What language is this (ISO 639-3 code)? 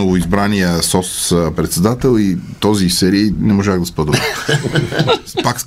bul